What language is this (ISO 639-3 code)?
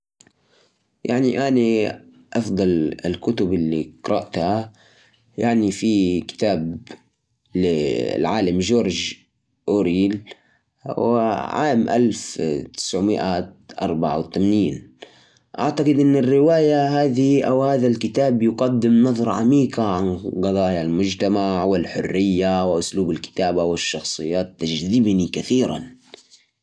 ars